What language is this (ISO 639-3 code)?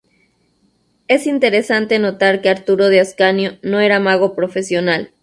spa